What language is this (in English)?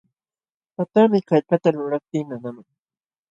Jauja Wanca Quechua